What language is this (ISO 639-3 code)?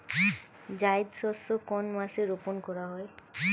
ben